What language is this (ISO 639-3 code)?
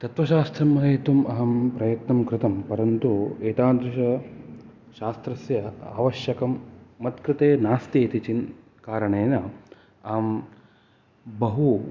san